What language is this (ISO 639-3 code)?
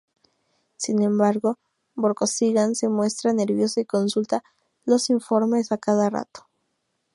spa